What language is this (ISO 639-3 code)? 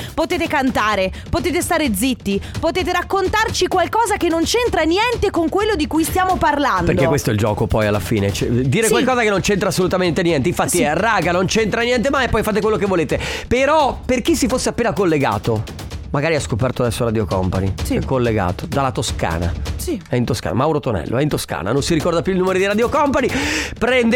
ita